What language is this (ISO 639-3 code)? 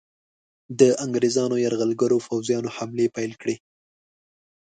pus